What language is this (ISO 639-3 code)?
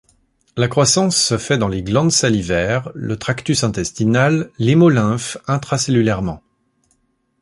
fra